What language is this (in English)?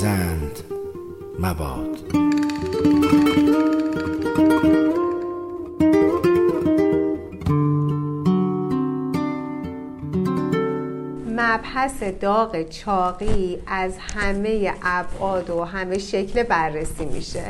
Persian